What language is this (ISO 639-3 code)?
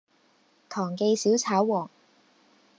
yue